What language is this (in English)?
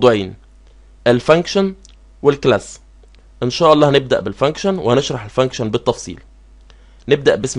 Arabic